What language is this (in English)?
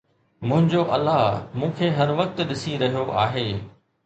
Sindhi